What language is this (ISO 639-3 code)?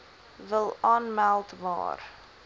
afr